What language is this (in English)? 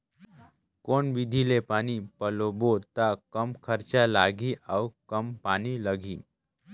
Chhattisgarhi